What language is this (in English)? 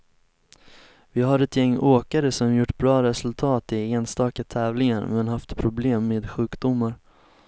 Swedish